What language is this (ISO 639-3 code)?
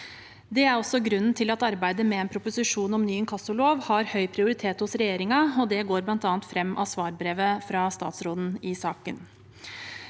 nor